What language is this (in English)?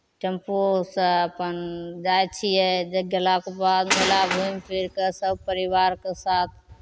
Maithili